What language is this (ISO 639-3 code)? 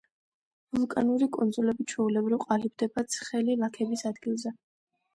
kat